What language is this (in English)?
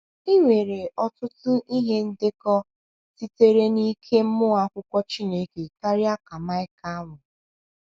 Igbo